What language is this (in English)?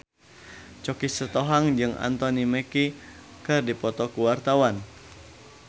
Sundanese